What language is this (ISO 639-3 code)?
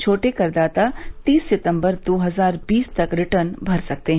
hin